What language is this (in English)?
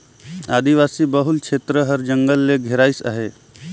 Chhattisgarhi